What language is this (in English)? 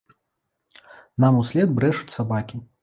Belarusian